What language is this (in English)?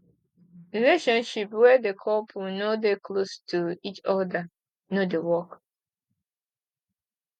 Nigerian Pidgin